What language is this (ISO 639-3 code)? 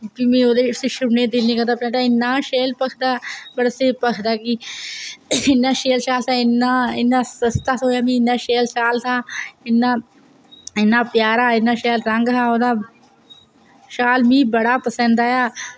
doi